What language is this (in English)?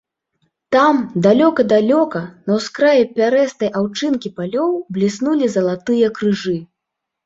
Belarusian